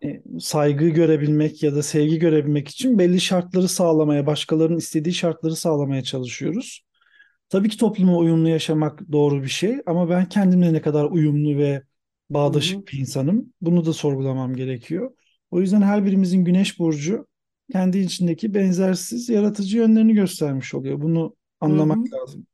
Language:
Turkish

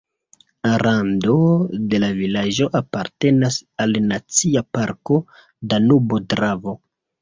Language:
Esperanto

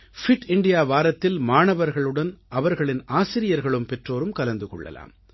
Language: Tamil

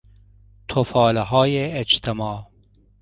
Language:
Persian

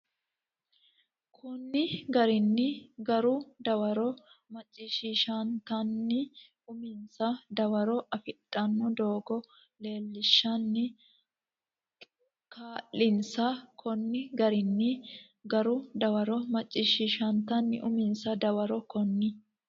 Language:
Sidamo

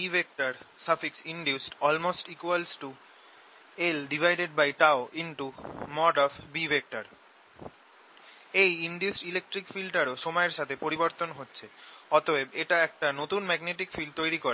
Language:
Bangla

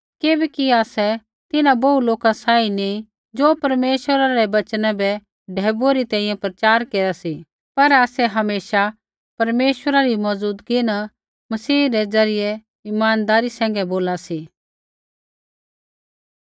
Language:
Kullu Pahari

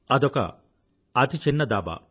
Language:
Telugu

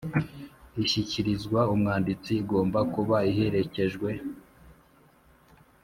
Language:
Kinyarwanda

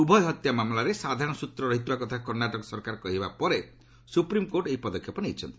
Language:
Odia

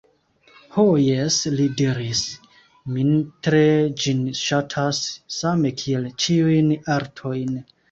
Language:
Esperanto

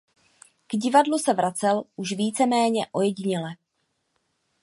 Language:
Czech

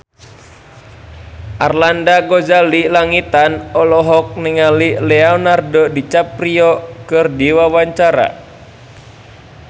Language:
Sundanese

